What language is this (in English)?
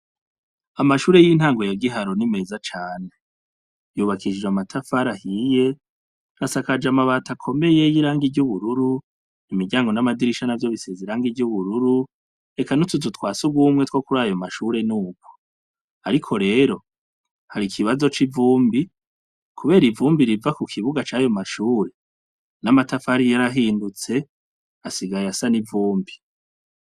Rundi